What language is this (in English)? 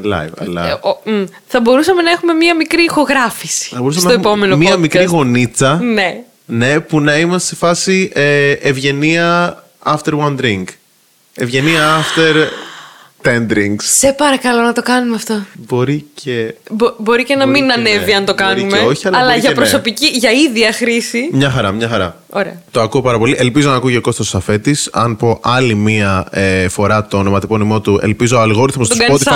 Greek